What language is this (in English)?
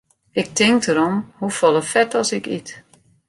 Western Frisian